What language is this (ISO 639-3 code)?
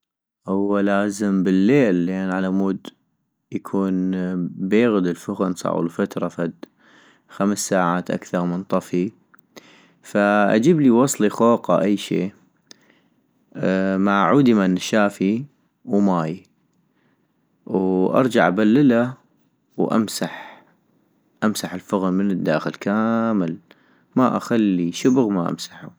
ayp